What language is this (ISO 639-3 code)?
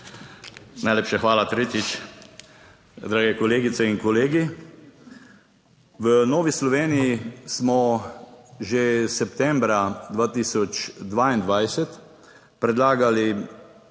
slv